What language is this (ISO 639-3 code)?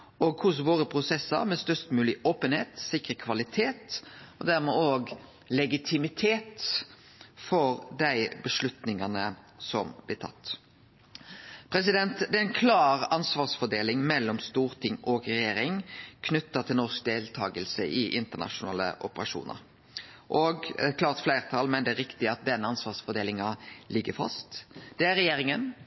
nno